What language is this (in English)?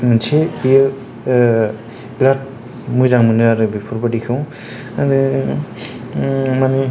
Bodo